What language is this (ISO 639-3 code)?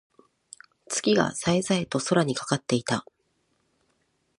jpn